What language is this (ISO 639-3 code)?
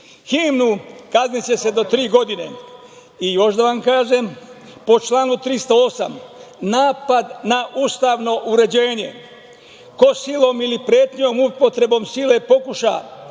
srp